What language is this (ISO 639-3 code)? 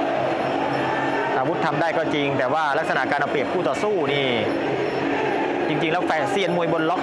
tha